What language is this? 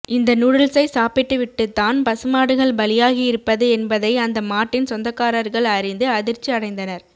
Tamil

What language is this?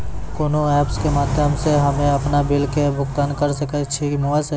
Maithili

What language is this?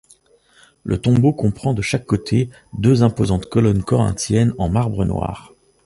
French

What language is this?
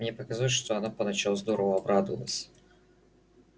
Russian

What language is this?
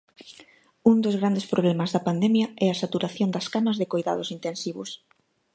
Galician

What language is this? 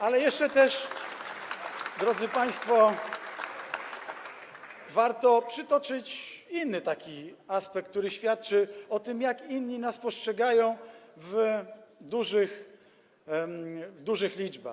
Polish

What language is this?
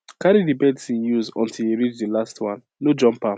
Nigerian Pidgin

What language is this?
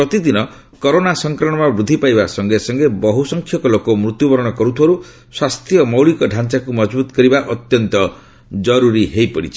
Odia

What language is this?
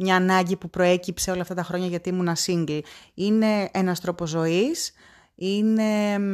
Greek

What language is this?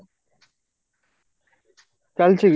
Odia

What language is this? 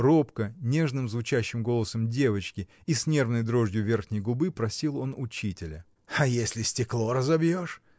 Russian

